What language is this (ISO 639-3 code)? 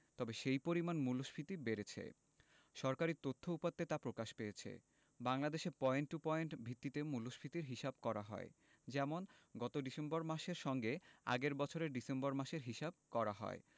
ben